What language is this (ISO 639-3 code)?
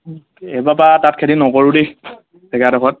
asm